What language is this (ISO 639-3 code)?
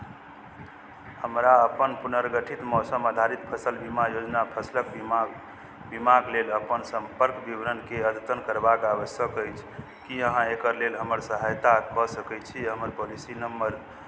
mai